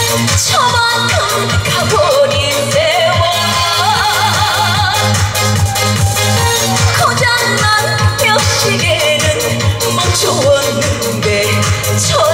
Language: Korean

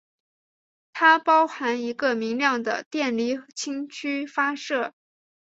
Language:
Chinese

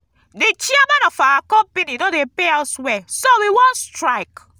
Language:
Nigerian Pidgin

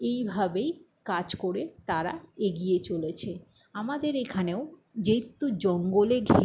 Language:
Bangla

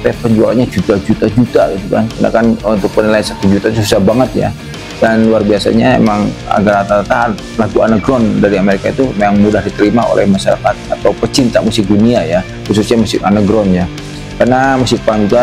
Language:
Indonesian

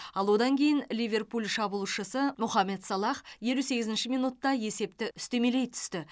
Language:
Kazakh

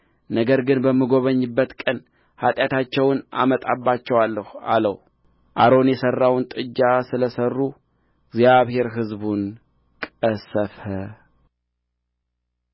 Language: Amharic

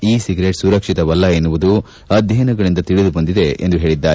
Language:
Kannada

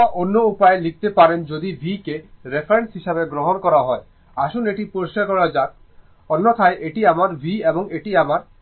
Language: Bangla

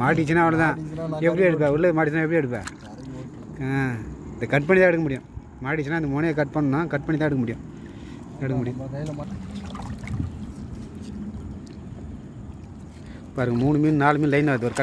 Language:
Spanish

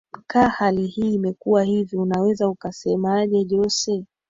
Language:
Swahili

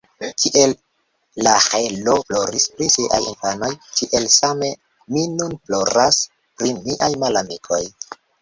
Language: Esperanto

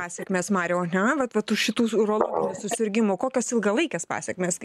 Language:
Lithuanian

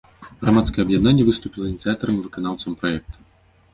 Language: Belarusian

